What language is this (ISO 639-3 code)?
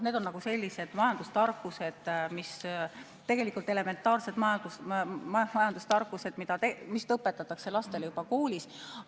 est